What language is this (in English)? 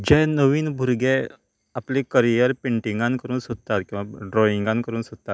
Konkani